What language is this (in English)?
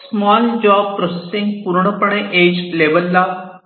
Marathi